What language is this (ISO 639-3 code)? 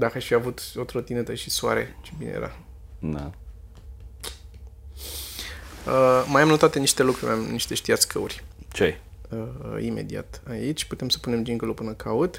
ron